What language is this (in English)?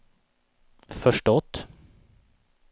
Swedish